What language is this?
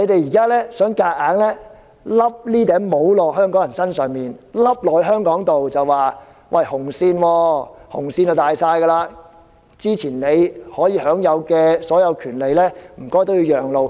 Cantonese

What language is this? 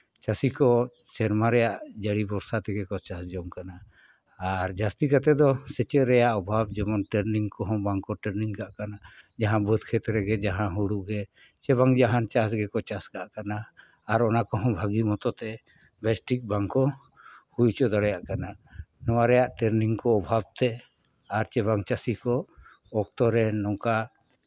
Santali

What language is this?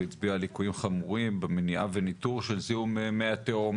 Hebrew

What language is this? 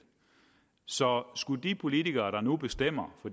Danish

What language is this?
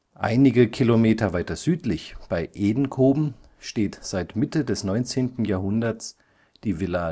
German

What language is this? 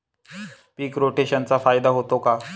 Marathi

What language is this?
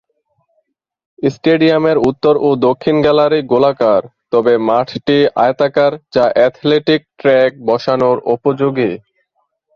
Bangla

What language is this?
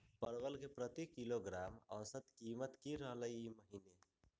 Magahi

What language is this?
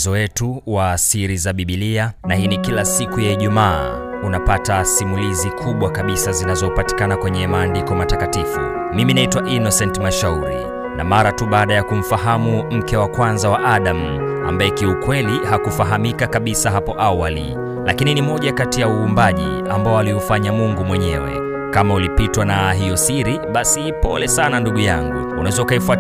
Swahili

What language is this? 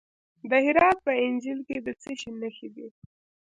Pashto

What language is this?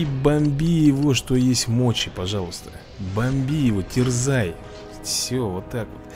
Russian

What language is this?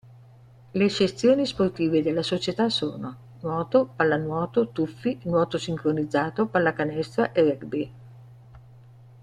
Italian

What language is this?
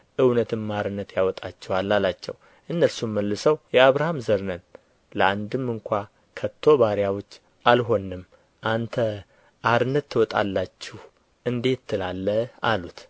Amharic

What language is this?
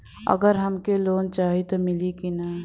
Bhojpuri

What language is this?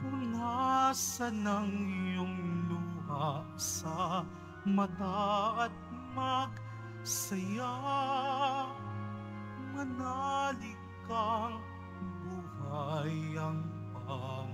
Filipino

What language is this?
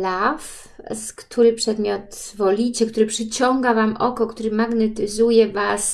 Polish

